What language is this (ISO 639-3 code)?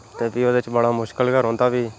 doi